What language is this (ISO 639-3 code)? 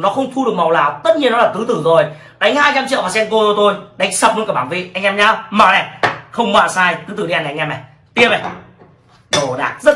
vie